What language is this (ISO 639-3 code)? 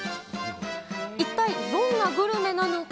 jpn